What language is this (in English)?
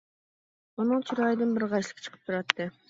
Uyghur